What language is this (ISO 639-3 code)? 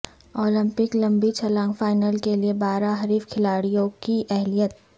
urd